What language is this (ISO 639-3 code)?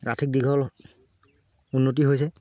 asm